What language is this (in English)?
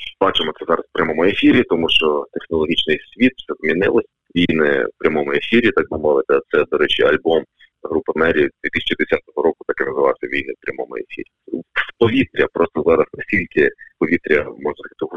Ukrainian